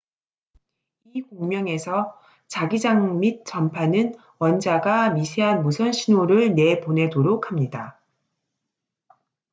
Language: Korean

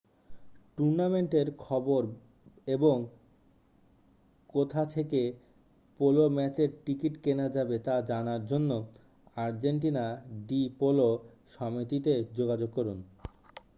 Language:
Bangla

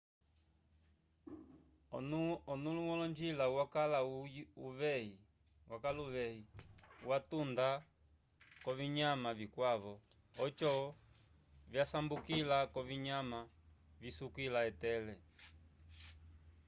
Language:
Umbundu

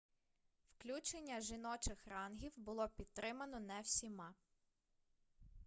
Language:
Ukrainian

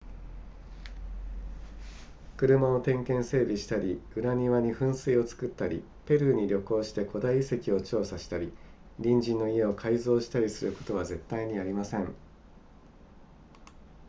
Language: Japanese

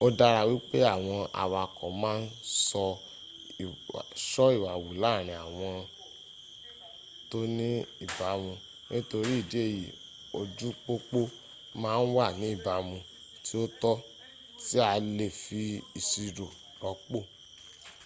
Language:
Yoruba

